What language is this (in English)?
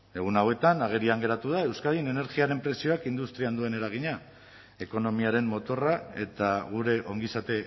Basque